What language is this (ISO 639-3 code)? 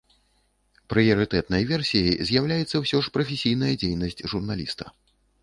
bel